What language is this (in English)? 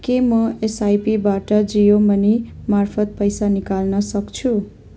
Nepali